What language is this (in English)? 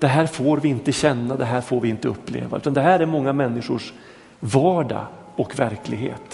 Swedish